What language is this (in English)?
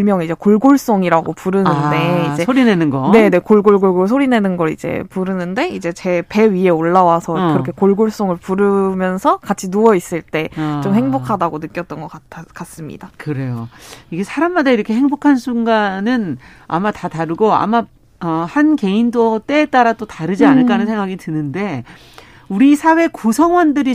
Korean